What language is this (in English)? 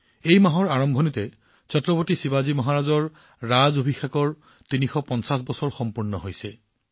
Assamese